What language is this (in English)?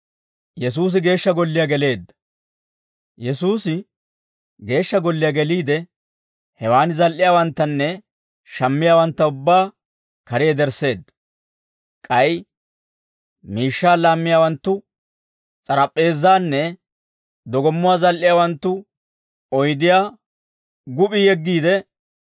Dawro